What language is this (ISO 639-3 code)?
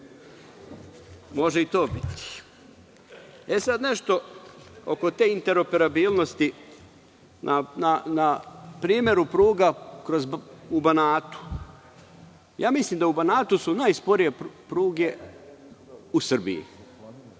srp